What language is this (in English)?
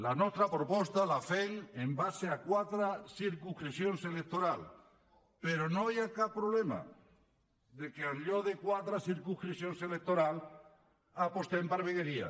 Catalan